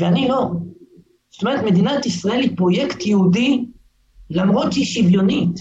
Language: Hebrew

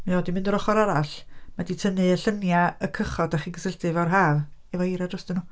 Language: Welsh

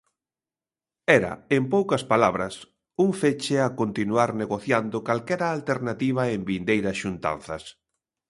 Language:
Galician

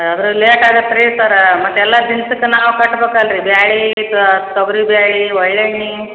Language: Kannada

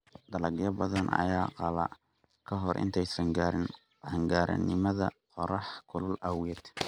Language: Somali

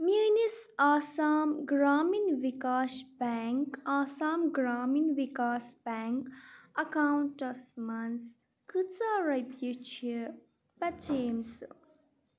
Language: Kashmiri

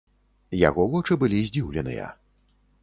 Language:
Belarusian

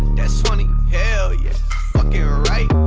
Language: English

